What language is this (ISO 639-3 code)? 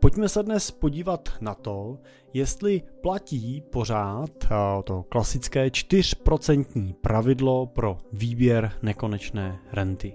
ces